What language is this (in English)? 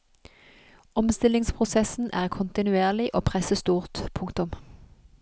Norwegian